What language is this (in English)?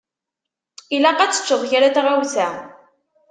Kabyle